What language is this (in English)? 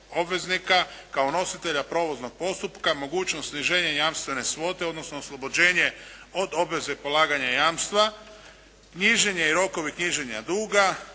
Croatian